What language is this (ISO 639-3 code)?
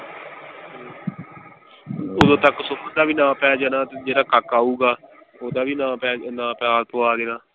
pan